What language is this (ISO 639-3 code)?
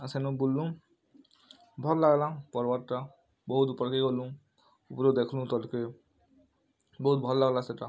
ori